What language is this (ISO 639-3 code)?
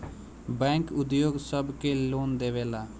bho